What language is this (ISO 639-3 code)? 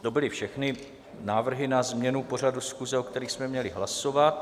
ces